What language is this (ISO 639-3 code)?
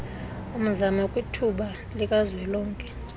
xho